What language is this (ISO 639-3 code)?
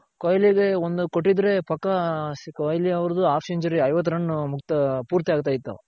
kan